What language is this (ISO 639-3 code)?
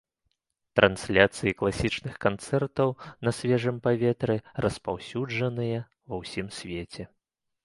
bel